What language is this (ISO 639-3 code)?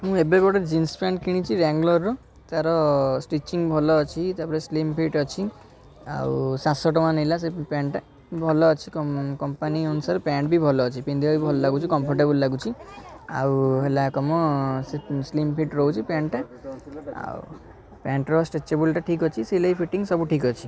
ori